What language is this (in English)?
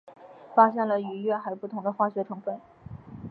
Chinese